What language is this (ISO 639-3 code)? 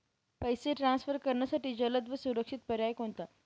mar